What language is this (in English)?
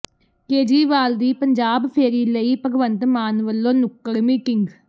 Punjabi